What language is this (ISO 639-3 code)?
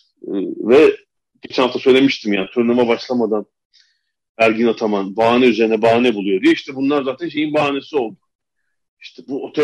tur